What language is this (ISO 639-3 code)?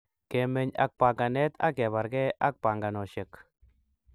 kln